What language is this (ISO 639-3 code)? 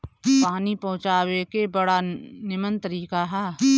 bho